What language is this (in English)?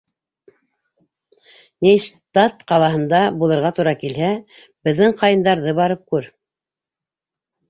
Bashkir